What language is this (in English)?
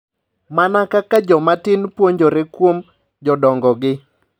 Luo (Kenya and Tanzania)